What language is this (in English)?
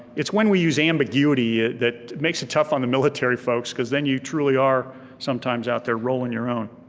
English